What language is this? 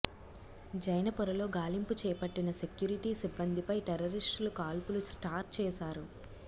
Telugu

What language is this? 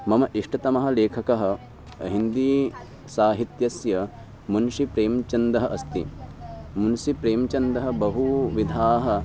Sanskrit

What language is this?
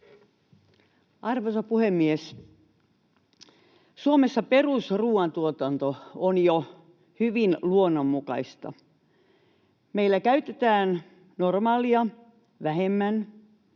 Finnish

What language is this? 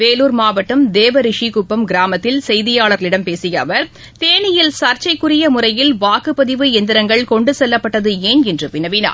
Tamil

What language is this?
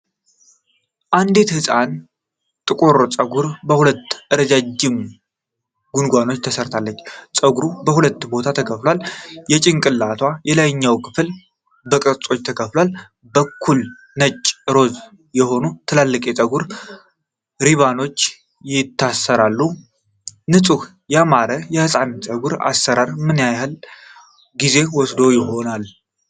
Amharic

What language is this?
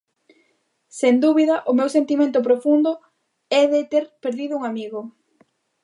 Galician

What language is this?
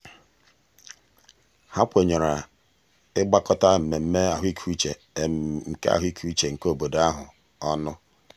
Igbo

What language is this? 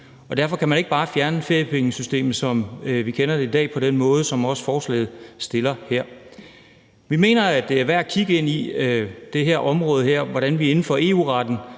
Danish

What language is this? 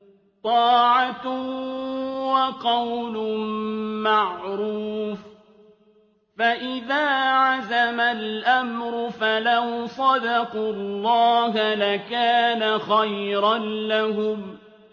Arabic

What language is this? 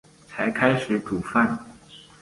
Chinese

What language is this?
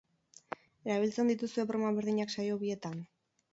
Basque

